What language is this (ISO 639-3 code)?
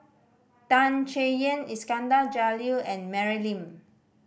eng